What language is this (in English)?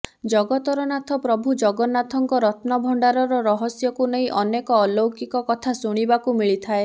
Odia